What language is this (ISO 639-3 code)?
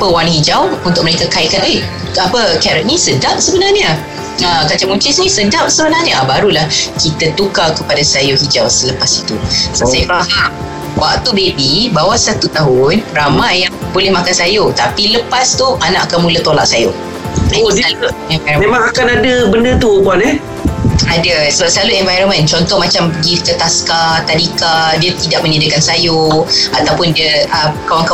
msa